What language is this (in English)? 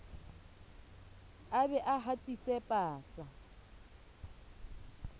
Southern Sotho